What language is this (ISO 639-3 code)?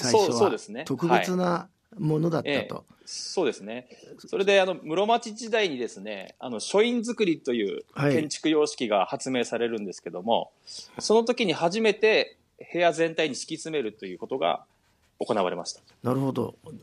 jpn